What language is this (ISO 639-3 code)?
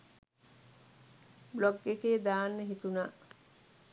sin